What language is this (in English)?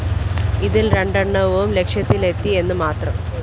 Malayalam